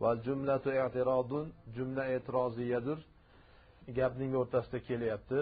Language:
Turkish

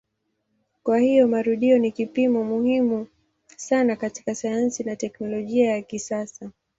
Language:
Swahili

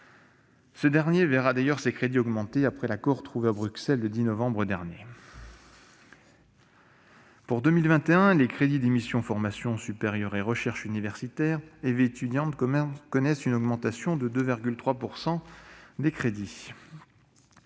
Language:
French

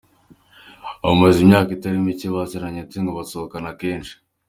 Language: Kinyarwanda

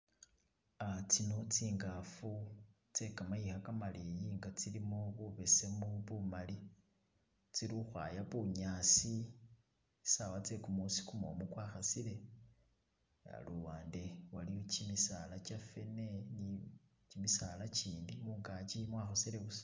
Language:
Masaaba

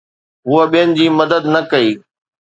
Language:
Sindhi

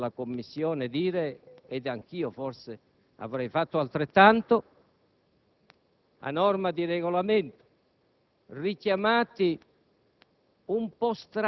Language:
Italian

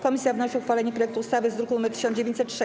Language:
Polish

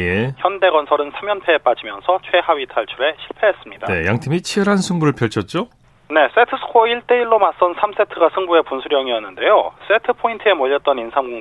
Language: Korean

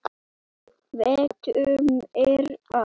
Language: Icelandic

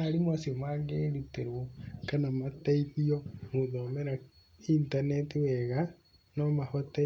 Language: Kikuyu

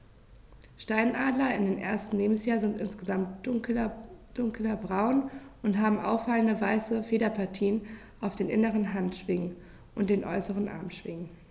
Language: German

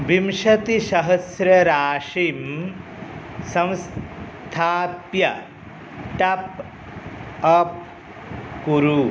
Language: Sanskrit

